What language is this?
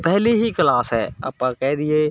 Punjabi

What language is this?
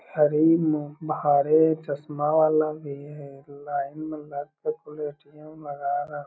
Magahi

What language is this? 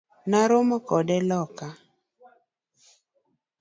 Luo (Kenya and Tanzania)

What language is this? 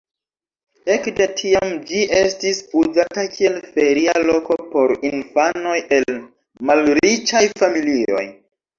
Esperanto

